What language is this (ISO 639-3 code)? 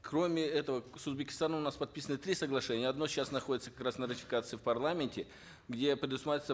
kaz